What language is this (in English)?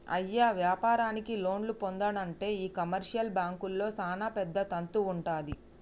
Telugu